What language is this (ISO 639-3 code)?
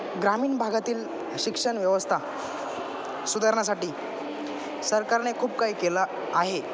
mar